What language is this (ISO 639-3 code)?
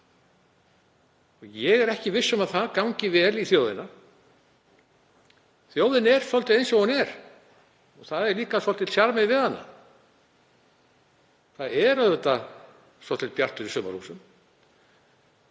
isl